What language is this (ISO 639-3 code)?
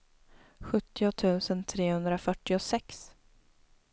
swe